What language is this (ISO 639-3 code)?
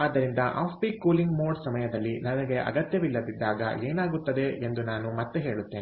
kan